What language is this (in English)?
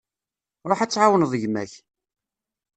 Kabyle